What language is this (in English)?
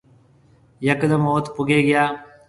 Marwari (Pakistan)